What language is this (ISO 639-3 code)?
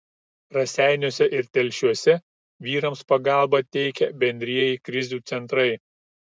lit